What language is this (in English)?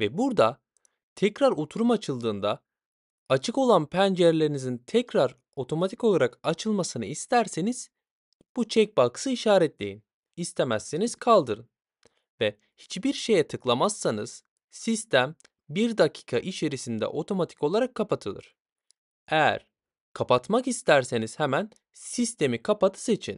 Turkish